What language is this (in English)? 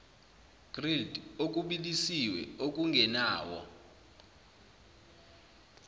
Zulu